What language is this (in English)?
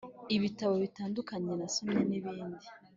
Kinyarwanda